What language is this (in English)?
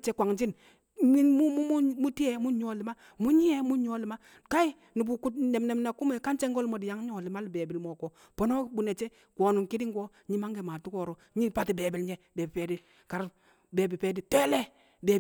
Kamo